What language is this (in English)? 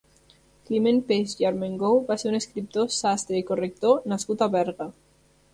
Catalan